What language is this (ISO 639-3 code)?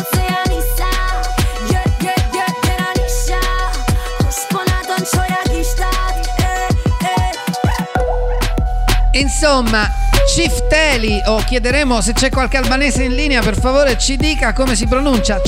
ita